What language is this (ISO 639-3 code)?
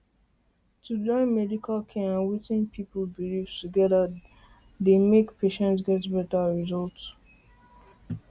pcm